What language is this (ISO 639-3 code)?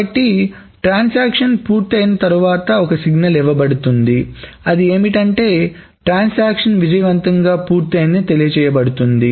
tel